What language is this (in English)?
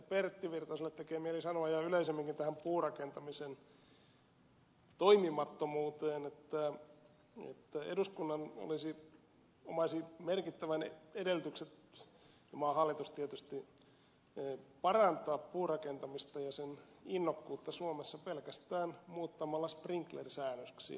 Finnish